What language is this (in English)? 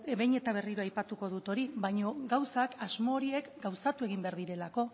Basque